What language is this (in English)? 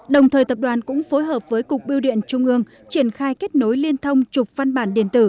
Vietnamese